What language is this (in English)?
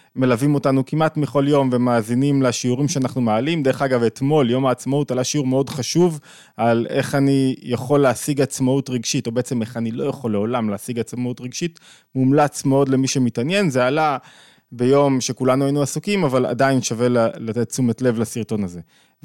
Hebrew